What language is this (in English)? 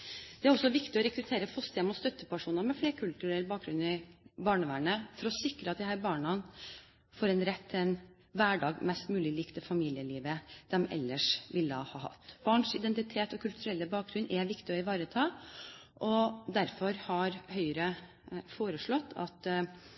Norwegian Bokmål